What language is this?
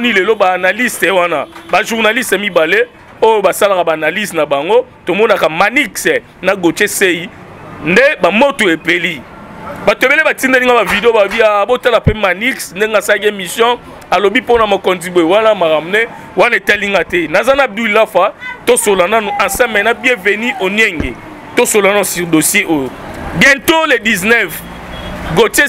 French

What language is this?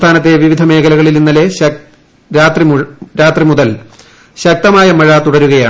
Malayalam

